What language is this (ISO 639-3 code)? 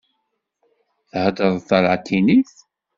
kab